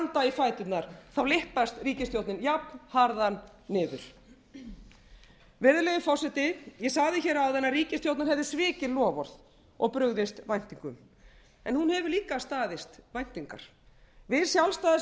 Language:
Icelandic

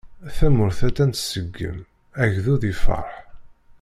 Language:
Kabyle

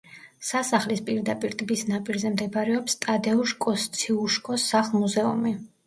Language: Georgian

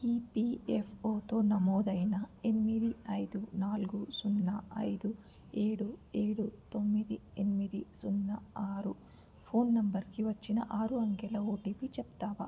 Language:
Telugu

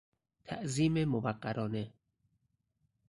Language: Persian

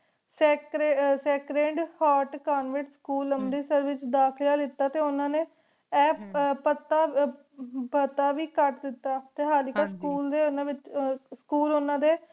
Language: Punjabi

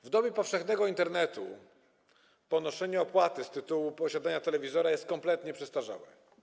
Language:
Polish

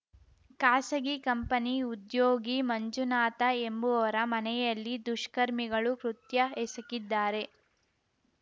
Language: Kannada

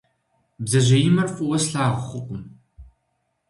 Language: Kabardian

